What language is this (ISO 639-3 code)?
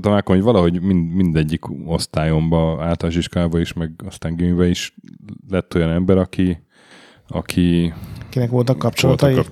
hun